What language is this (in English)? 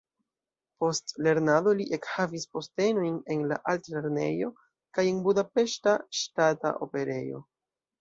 Esperanto